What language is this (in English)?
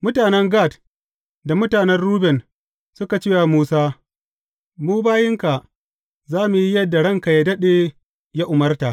Hausa